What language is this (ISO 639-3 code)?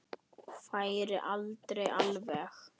isl